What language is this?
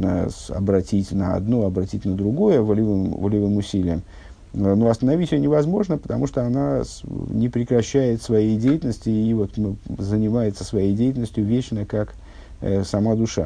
Russian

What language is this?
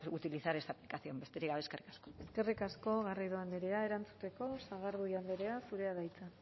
Basque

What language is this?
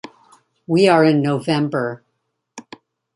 English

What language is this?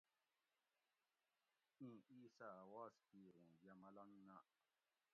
Gawri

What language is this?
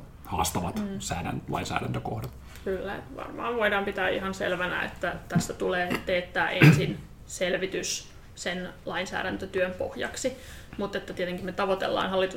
Finnish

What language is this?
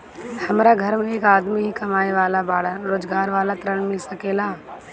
Bhojpuri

